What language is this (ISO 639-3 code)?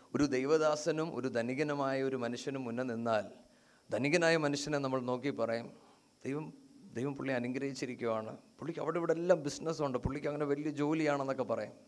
mal